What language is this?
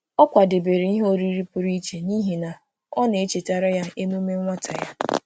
Igbo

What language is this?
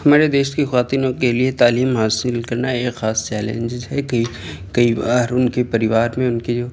Urdu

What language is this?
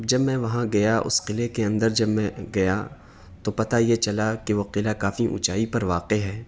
Urdu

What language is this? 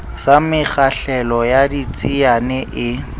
Southern Sotho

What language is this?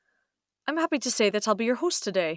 English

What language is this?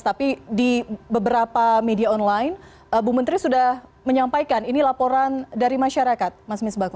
Indonesian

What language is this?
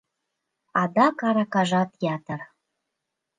Mari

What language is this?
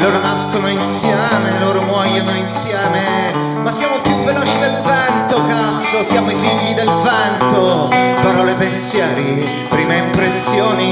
Italian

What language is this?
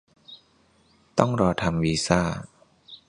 Thai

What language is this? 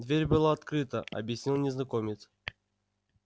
Russian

